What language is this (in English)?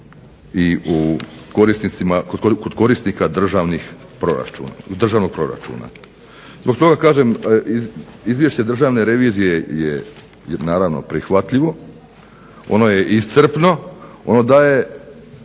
Croatian